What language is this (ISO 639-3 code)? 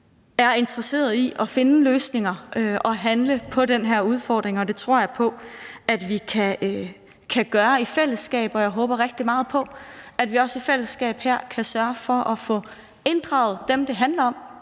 dan